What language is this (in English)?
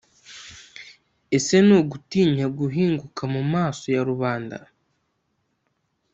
Kinyarwanda